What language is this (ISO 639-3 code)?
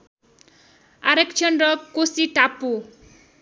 nep